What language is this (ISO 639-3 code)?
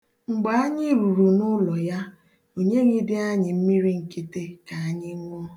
ibo